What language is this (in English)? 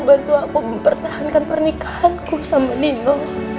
Indonesian